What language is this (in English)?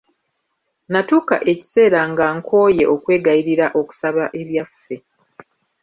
Ganda